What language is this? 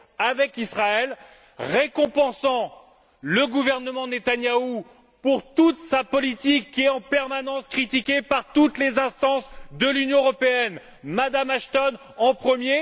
French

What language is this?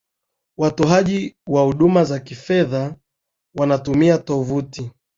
Swahili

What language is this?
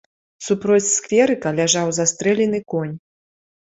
Belarusian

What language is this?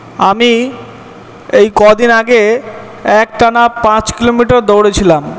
Bangla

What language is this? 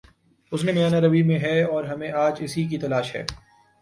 Urdu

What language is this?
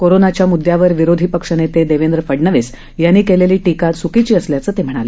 Marathi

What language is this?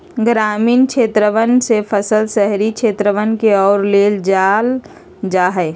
Magahi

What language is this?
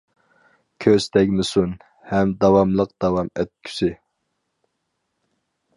Uyghur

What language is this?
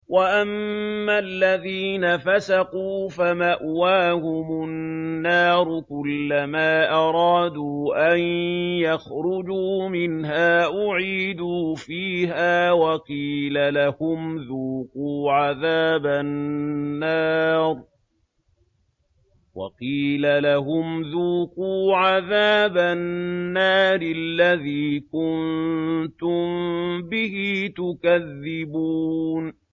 Arabic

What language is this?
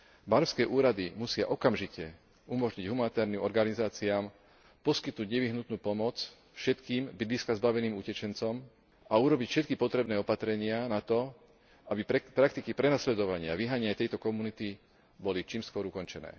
Slovak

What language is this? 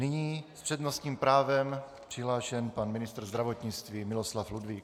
Czech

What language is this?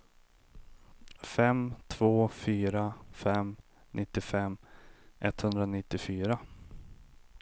Swedish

